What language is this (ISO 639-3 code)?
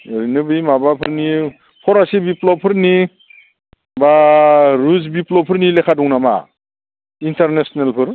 brx